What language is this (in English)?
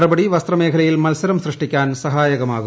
Malayalam